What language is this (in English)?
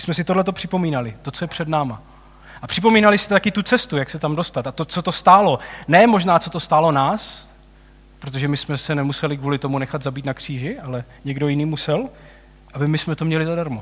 Czech